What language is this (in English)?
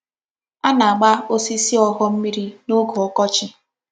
Igbo